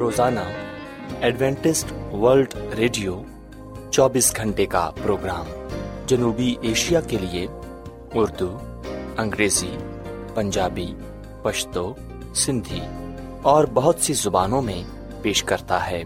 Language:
Urdu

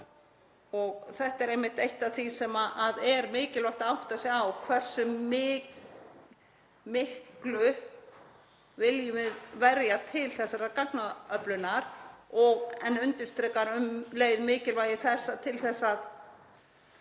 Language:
Icelandic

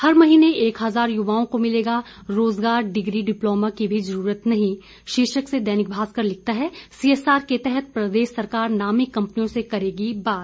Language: Hindi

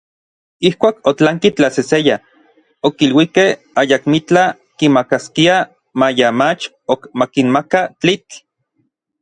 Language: Orizaba Nahuatl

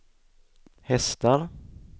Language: Swedish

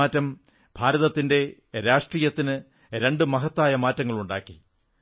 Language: Malayalam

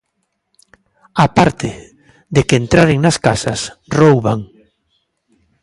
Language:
Galician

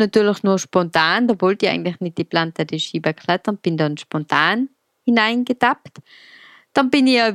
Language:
German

